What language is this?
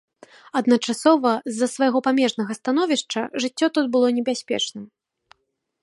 Belarusian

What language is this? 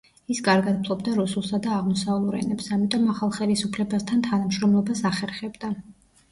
Georgian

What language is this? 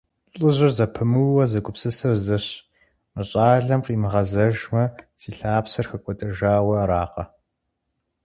Kabardian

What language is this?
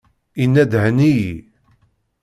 Kabyle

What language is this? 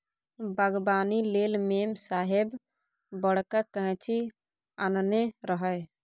Maithili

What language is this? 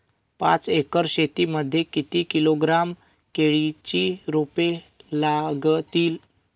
Marathi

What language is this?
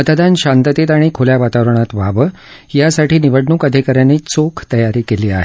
Marathi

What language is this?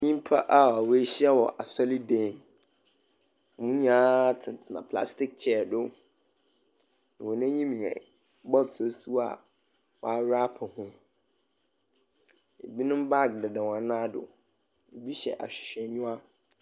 Akan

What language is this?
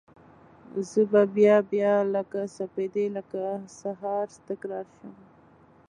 Pashto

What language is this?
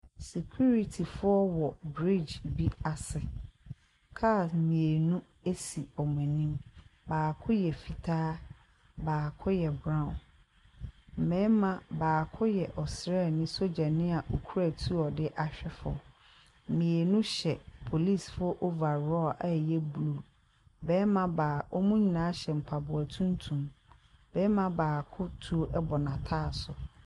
Akan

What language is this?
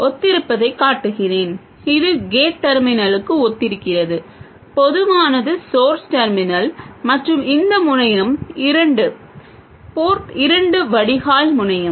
Tamil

